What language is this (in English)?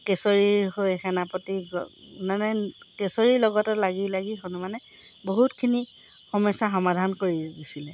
Assamese